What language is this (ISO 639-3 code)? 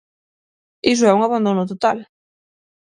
glg